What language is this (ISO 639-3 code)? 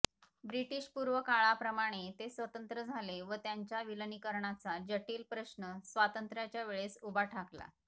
mar